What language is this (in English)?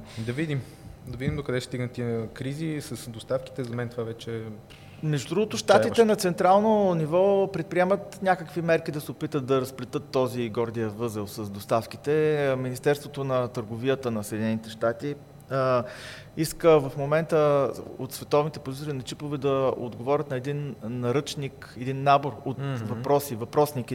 Bulgarian